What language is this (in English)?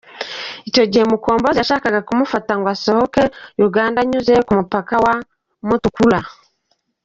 Kinyarwanda